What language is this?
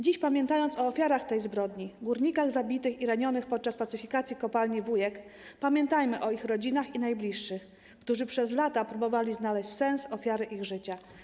Polish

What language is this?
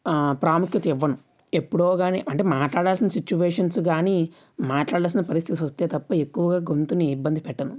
Telugu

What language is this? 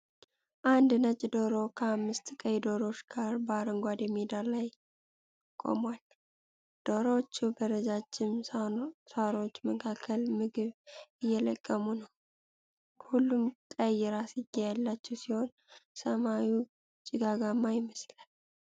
Amharic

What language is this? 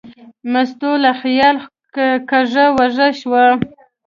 Pashto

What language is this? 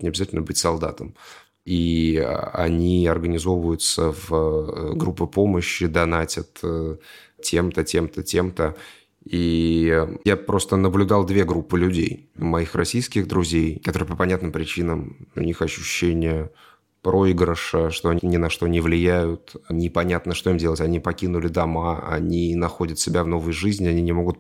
Russian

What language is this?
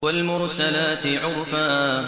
Arabic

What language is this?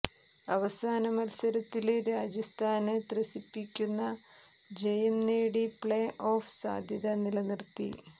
Malayalam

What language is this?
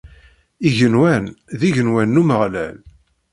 Kabyle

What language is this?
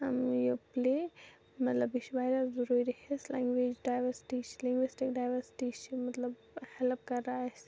Kashmiri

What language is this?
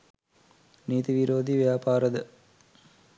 Sinhala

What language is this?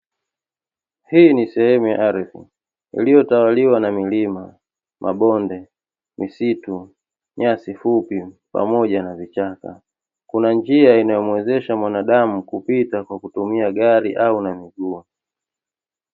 Swahili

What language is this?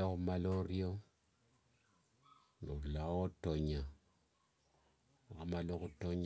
Wanga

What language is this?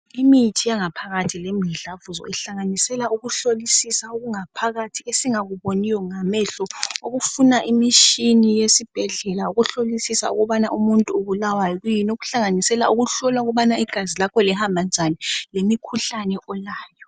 North Ndebele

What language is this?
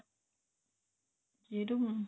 Punjabi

